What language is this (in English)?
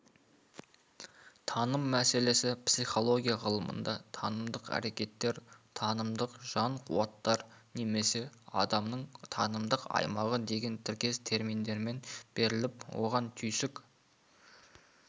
Kazakh